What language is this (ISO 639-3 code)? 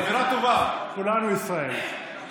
heb